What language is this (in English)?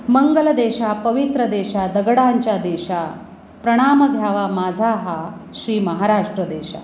Marathi